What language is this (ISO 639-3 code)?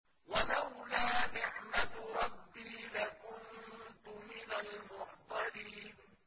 ara